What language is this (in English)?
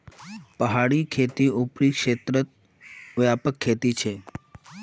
Magahi